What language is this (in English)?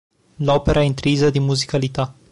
Italian